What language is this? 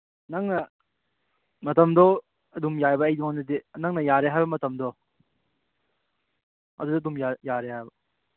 Manipuri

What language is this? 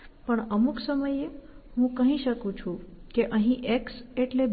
Gujarati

